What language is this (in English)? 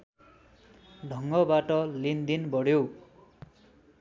Nepali